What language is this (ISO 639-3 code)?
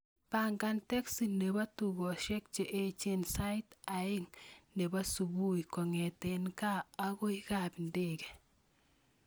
kln